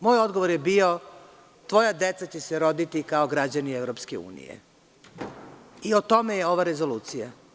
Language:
Serbian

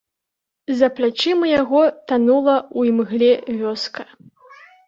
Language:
Belarusian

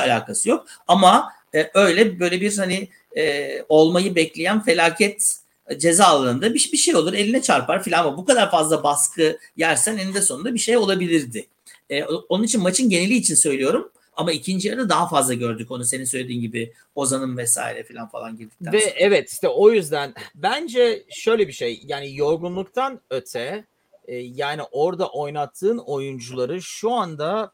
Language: Turkish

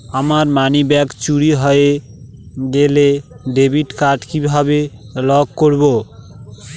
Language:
Bangla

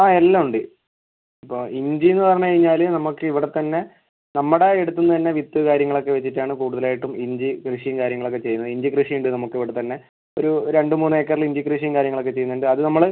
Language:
Malayalam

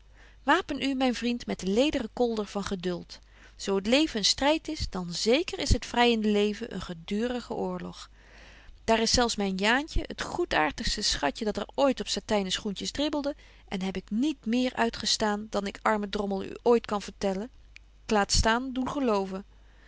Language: Dutch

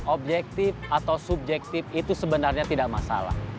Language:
Indonesian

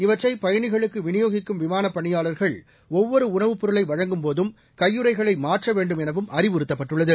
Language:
Tamil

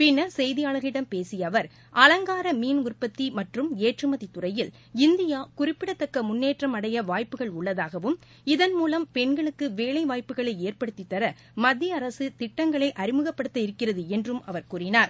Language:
Tamil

